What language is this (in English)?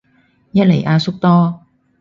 Cantonese